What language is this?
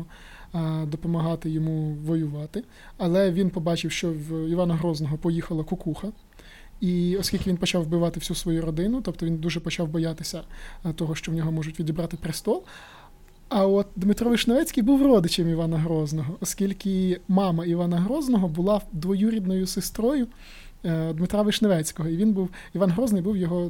Ukrainian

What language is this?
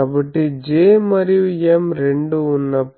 Telugu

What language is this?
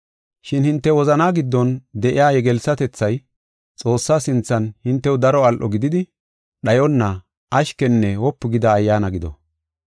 Gofa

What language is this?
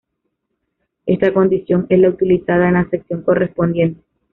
Spanish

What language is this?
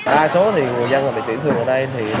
Vietnamese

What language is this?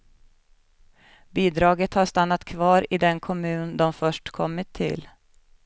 Swedish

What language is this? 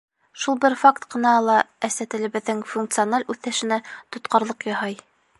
Bashkir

